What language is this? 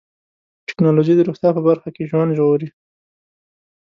Pashto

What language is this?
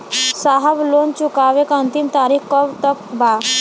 Bhojpuri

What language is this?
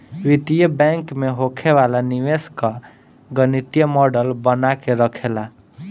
Bhojpuri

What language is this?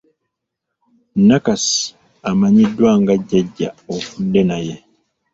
Ganda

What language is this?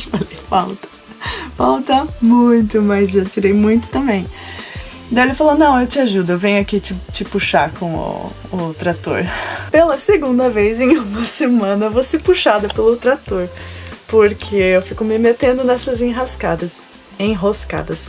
Portuguese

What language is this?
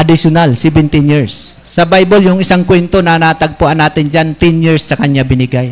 Filipino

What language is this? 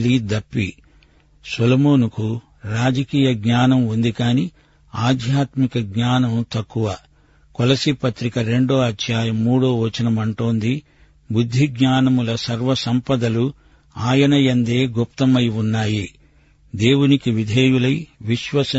Telugu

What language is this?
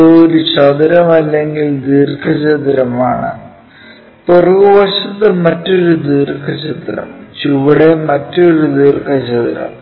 Malayalam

